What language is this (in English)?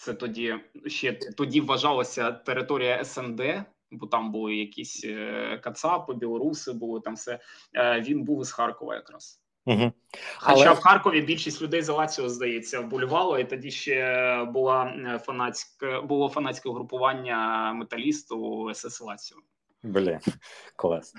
Ukrainian